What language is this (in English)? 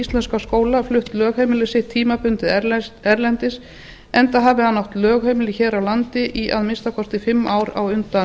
Icelandic